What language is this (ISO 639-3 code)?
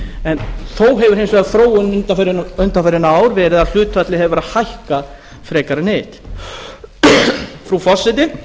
isl